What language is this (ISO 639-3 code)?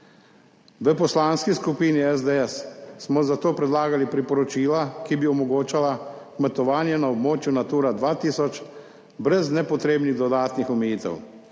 slv